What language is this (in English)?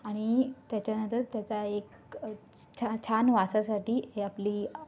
Marathi